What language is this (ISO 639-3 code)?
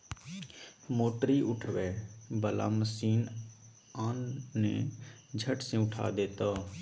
mai